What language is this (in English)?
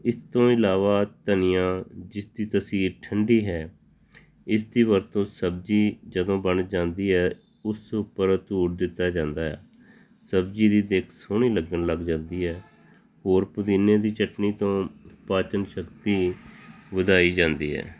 Punjabi